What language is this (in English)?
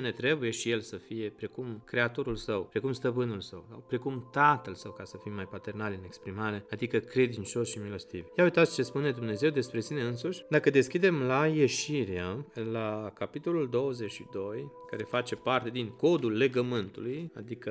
Romanian